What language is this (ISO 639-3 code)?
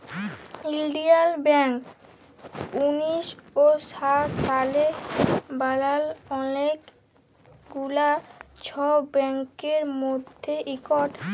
ben